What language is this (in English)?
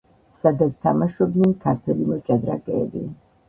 Georgian